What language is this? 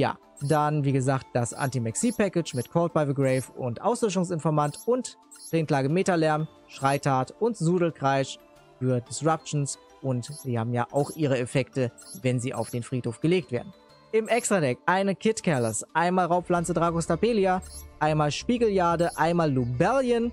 German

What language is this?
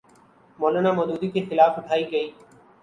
Urdu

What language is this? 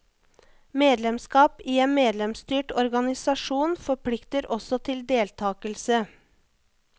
Norwegian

